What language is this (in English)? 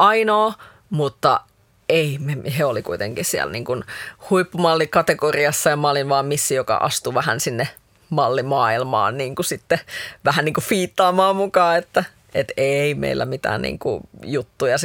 Finnish